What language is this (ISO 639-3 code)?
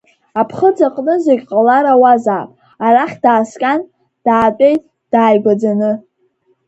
abk